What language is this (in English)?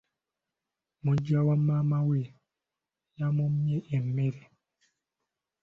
Ganda